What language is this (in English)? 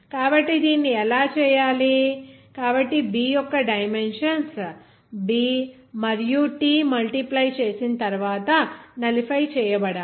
Telugu